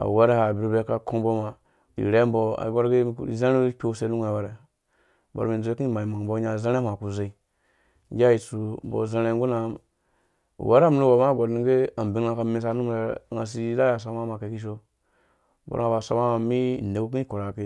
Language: Dũya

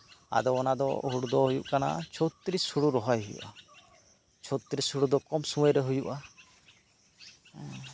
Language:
Santali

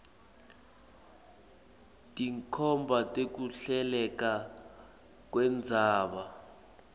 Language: Swati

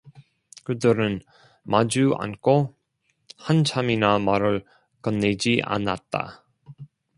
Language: Korean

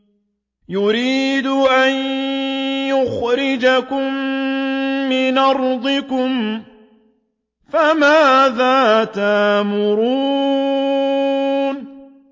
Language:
Arabic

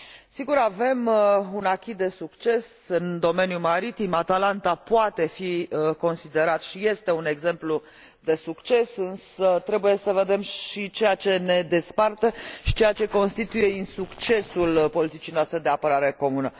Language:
Romanian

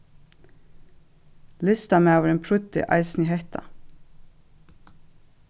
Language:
Faroese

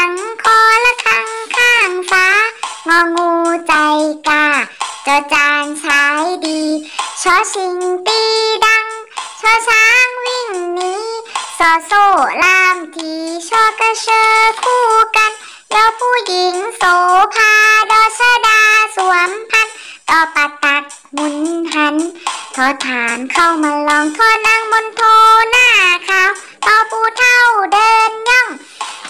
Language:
Thai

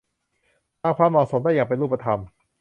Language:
Thai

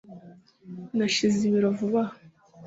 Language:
Kinyarwanda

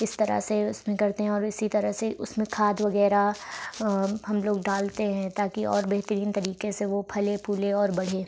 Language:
Urdu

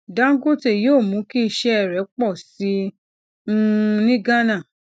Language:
Yoruba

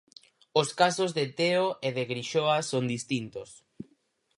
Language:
Galician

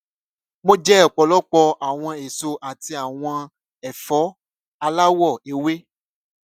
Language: Yoruba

